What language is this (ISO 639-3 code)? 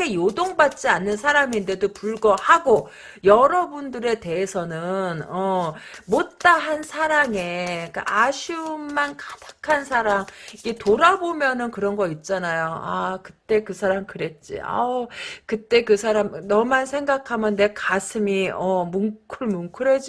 kor